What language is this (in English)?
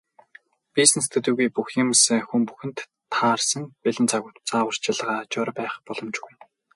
Mongolian